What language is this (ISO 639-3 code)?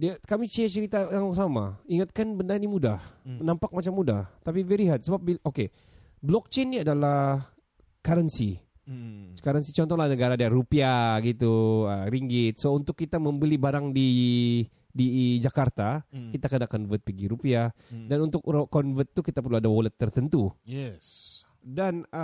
msa